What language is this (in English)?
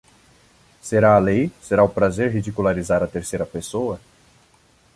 Portuguese